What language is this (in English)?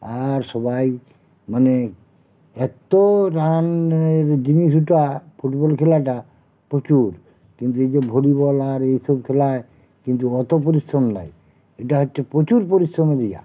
Bangla